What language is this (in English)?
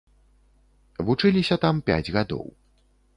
Belarusian